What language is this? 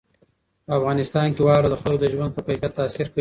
Pashto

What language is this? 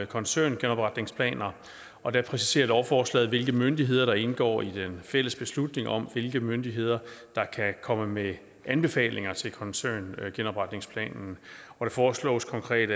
Danish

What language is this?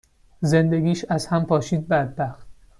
Persian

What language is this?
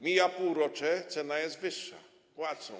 Polish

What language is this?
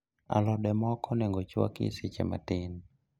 Luo (Kenya and Tanzania)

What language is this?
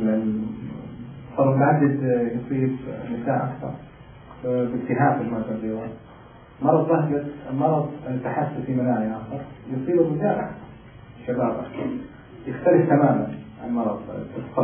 Arabic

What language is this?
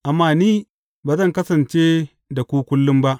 Hausa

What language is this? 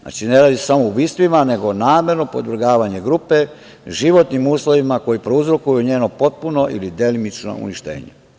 Serbian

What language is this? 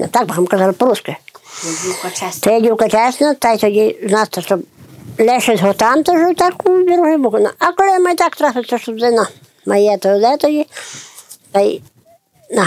Ukrainian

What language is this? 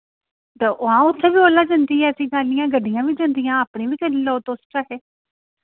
Dogri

